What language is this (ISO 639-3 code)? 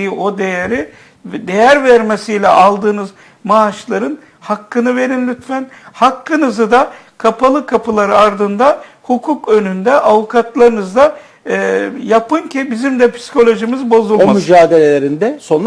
tur